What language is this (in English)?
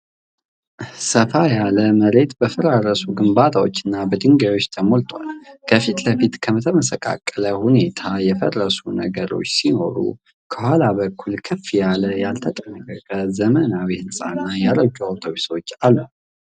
Amharic